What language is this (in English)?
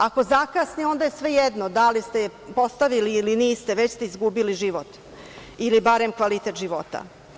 Serbian